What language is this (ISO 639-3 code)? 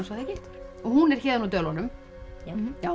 isl